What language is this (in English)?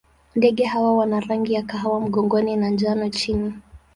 Swahili